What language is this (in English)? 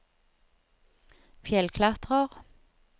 Norwegian